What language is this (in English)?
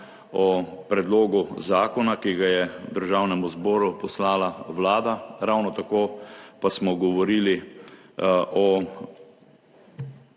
Slovenian